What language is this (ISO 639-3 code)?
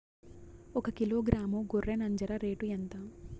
tel